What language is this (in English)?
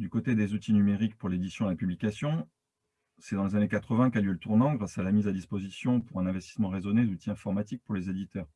French